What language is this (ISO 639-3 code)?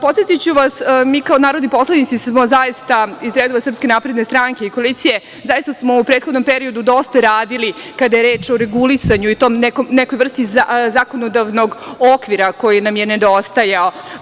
srp